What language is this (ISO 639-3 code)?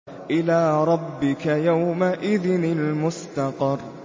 ara